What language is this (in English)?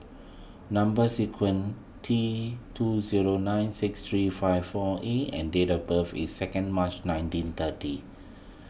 English